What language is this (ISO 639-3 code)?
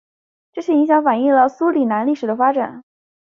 zho